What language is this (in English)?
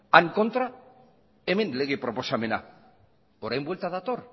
Basque